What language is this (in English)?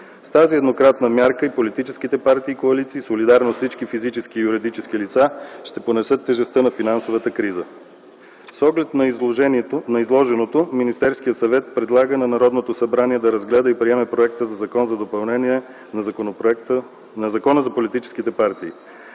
Bulgarian